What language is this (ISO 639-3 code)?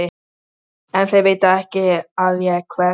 isl